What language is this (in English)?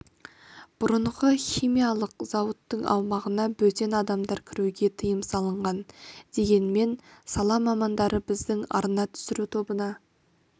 Kazakh